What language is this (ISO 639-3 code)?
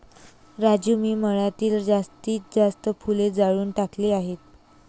mar